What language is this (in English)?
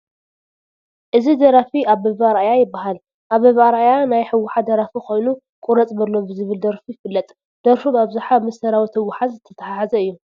Tigrinya